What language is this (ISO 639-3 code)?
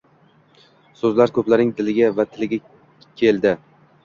uzb